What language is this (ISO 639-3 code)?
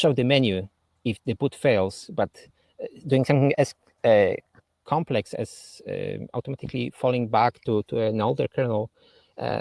eng